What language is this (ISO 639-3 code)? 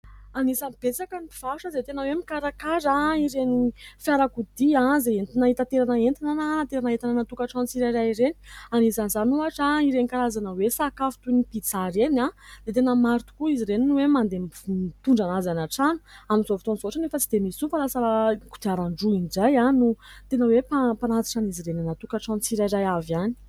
mlg